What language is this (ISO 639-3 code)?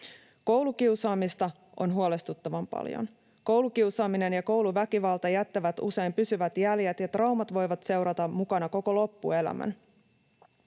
fin